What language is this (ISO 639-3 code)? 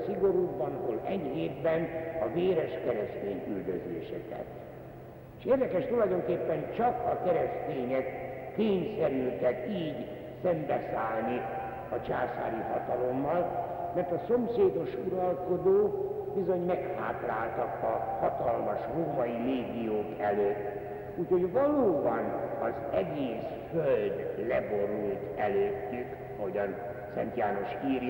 hun